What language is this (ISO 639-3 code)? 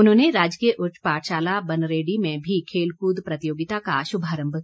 hin